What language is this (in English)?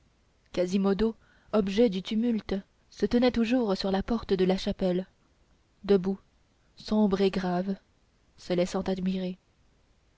French